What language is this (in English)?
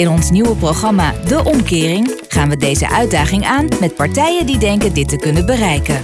Dutch